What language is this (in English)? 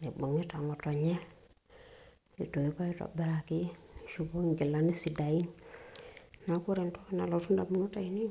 Masai